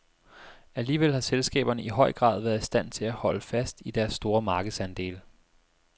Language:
Danish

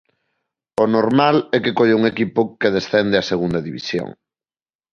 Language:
Galician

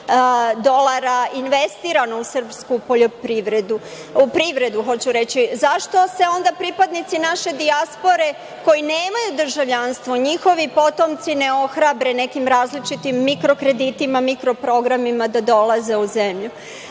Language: Serbian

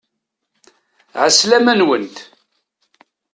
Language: Kabyle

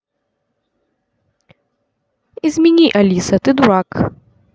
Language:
Russian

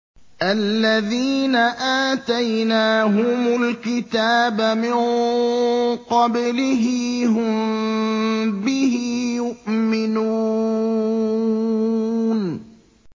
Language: Arabic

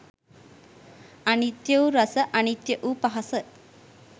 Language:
Sinhala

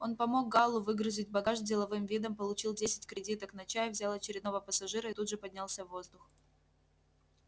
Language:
Russian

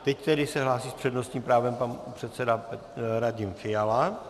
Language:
Czech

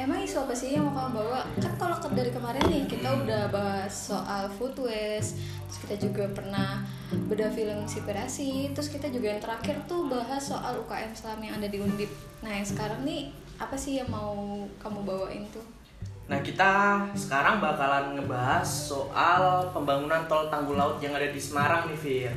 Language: Indonesian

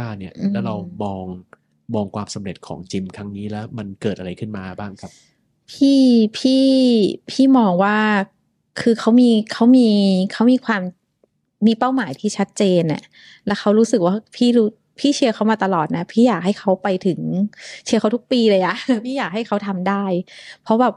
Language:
Thai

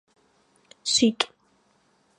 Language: Adyghe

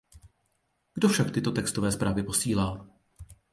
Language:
Czech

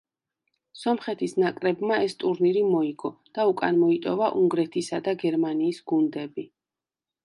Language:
Georgian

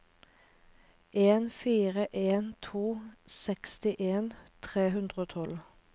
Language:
Norwegian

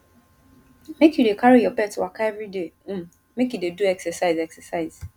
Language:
Nigerian Pidgin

